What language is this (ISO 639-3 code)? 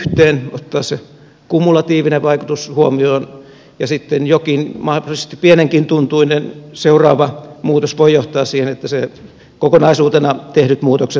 fin